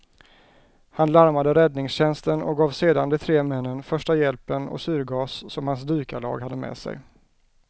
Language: Swedish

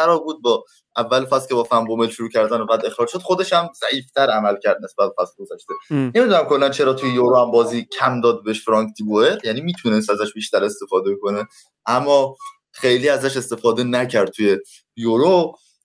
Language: Persian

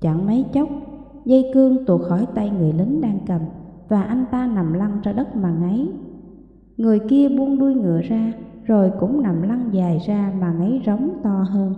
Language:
Vietnamese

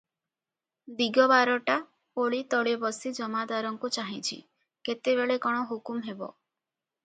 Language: Odia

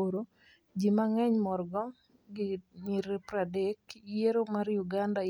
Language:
Luo (Kenya and Tanzania)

